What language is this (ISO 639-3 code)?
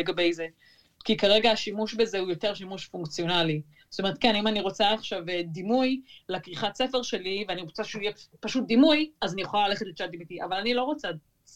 heb